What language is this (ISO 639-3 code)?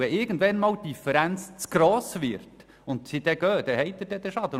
gsw